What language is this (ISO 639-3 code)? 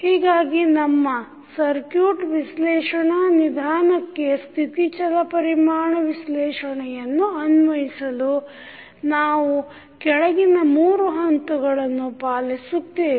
kan